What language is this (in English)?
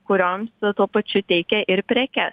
Lithuanian